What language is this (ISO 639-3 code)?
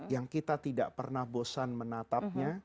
ind